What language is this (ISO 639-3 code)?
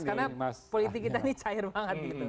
ind